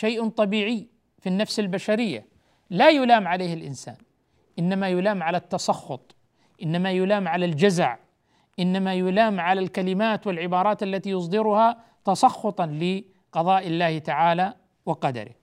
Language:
Arabic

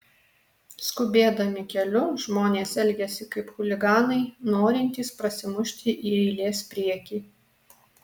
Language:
Lithuanian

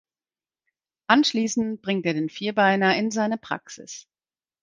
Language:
German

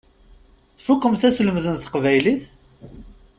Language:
Kabyle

